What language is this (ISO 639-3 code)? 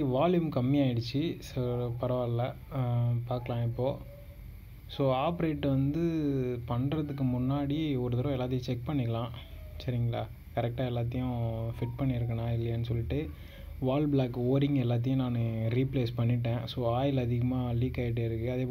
tam